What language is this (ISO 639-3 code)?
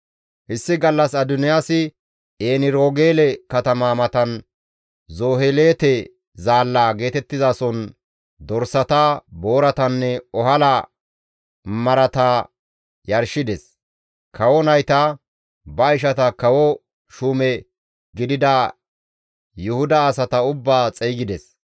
gmv